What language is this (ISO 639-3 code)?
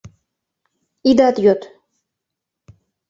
chm